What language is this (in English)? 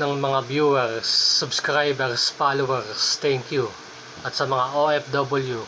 Filipino